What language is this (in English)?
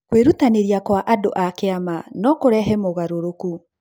Kikuyu